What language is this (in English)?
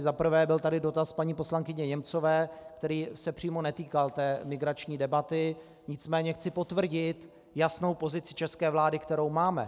Czech